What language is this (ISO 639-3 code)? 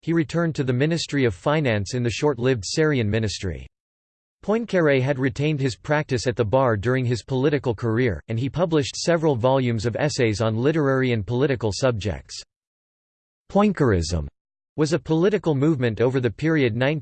eng